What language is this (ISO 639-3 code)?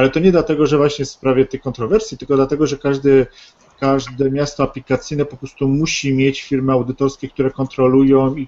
pol